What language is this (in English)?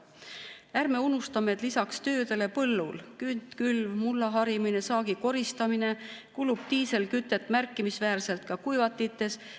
Estonian